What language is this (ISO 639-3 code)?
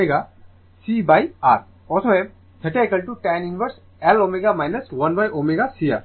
ben